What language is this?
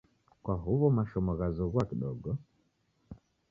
Taita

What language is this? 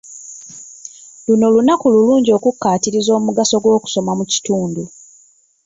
Ganda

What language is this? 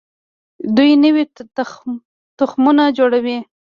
Pashto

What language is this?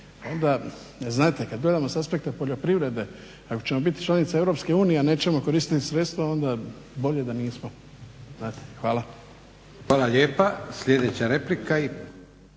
Croatian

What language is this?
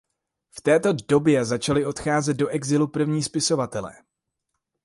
Czech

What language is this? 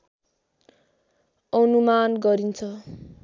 Nepali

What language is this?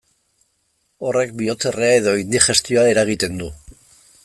Basque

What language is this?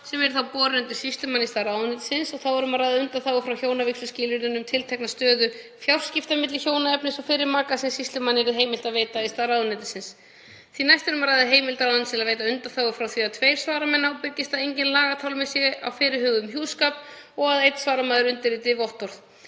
Icelandic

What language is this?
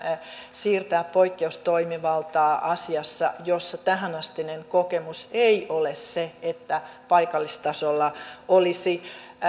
Finnish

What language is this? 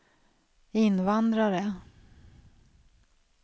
Swedish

